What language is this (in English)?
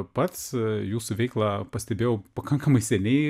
Lithuanian